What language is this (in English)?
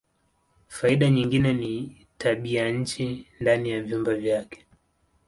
Swahili